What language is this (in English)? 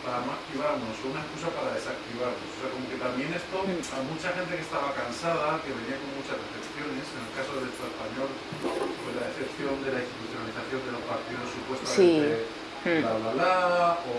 Spanish